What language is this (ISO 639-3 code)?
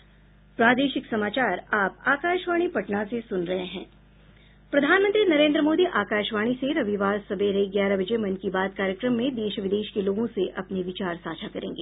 hin